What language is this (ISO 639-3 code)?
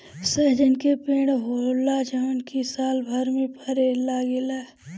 bho